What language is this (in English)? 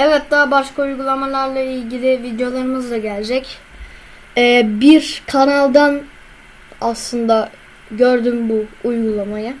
Turkish